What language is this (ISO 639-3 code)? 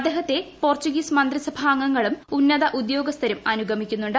mal